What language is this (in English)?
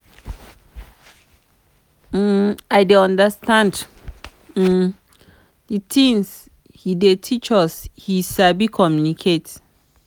Nigerian Pidgin